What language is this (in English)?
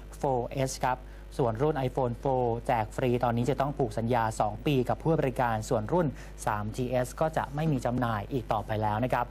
Thai